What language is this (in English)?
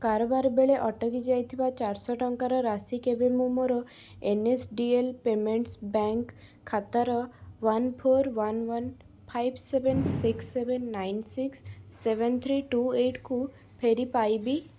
Odia